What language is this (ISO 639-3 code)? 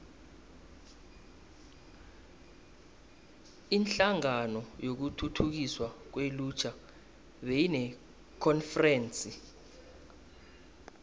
nbl